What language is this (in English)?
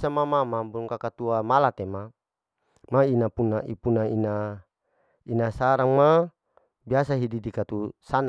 Larike-Wakasihu